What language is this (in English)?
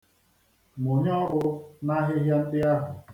Igbo